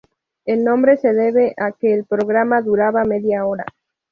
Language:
Spanish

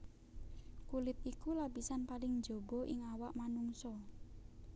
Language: Javanese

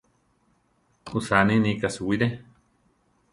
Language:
Central Tarahumara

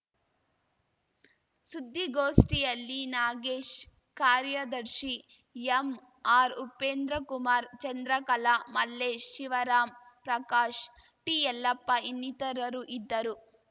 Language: Kannada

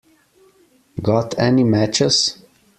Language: English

